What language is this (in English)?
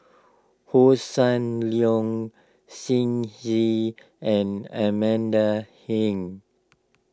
English